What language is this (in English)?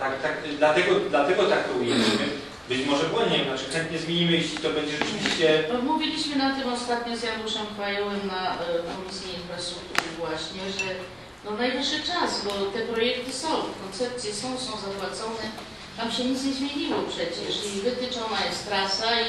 Polish